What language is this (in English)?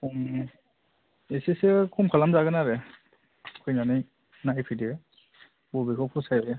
Bodo